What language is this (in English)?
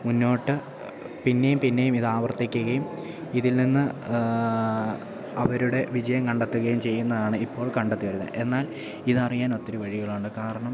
Malayalam